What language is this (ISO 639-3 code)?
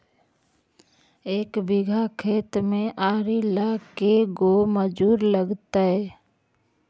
mag